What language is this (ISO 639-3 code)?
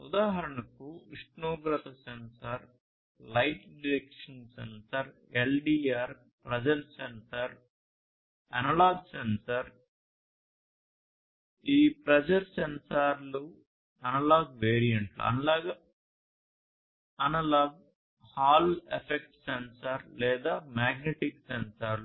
tel